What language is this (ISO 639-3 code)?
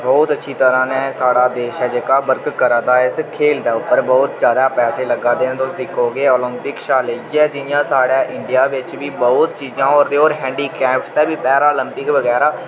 doi